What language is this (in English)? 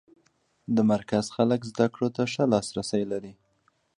Pashto